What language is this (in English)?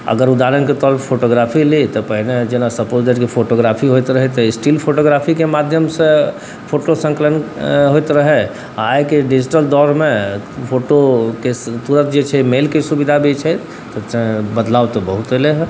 Maithili